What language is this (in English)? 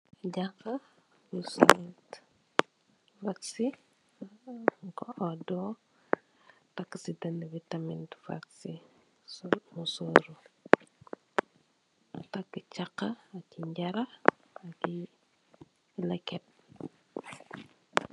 Wolof